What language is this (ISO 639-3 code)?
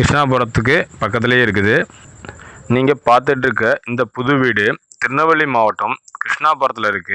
tam